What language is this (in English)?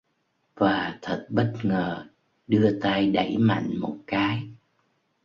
Vietnamese